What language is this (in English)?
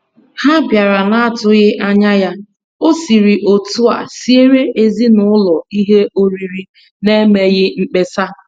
Igbo